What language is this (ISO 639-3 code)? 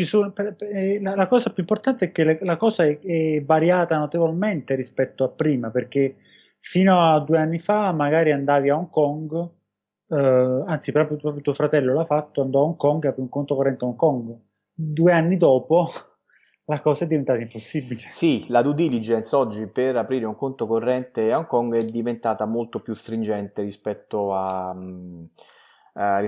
ita